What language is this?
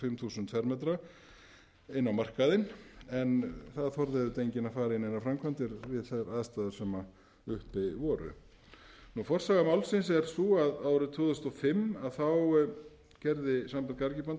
Icelandic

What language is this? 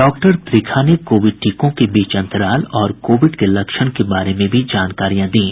Hindi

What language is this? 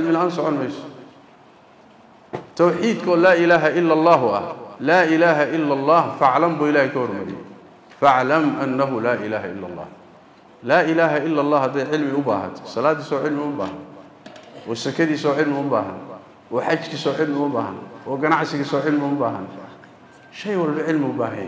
Arabic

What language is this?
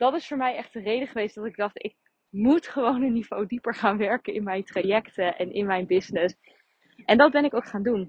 Dutch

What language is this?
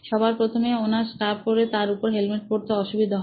Bangla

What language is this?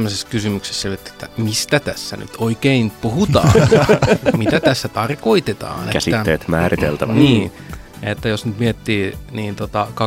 Finnish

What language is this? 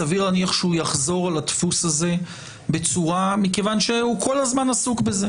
Hebrew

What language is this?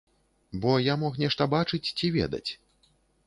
Belarusian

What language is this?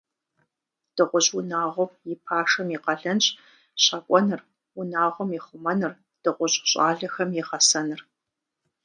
Kabardian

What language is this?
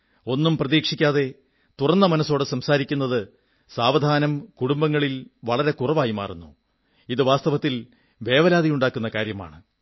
Malayalam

